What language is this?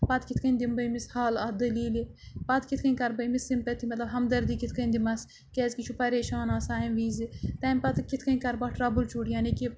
Kashmiri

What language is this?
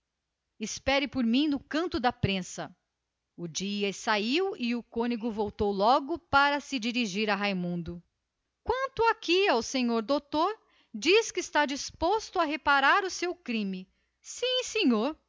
Portuguese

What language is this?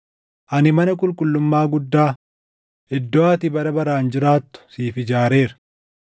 Oromo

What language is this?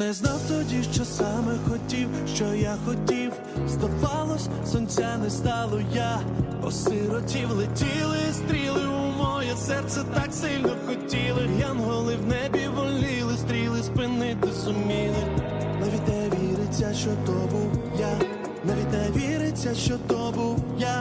Ukrainian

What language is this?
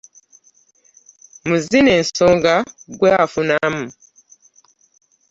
Ganda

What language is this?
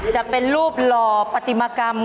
Thai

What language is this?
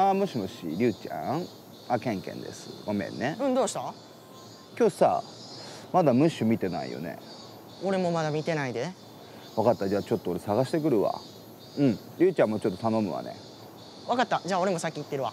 Japanese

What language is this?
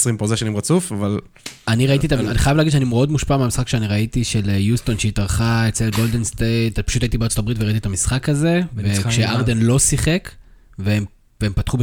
Hebrew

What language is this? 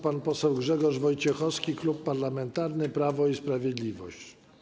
Polish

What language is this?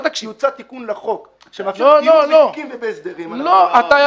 Hebrew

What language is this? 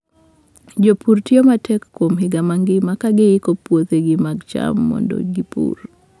Luo (Kenya and Tanzania)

